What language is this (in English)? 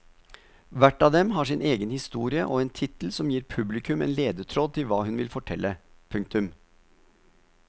Norwegian